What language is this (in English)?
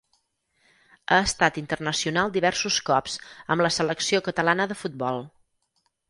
Catalan